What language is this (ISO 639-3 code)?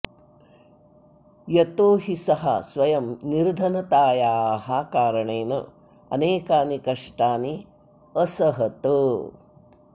san